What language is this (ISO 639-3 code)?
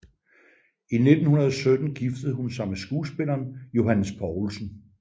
dan